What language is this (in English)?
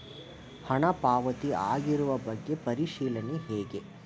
Kannada